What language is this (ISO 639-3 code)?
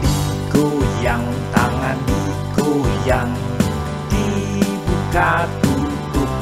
ind